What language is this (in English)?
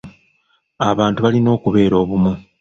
Ganda